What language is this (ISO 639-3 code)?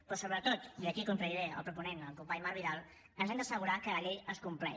cat